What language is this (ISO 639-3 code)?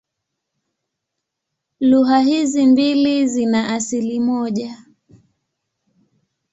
swa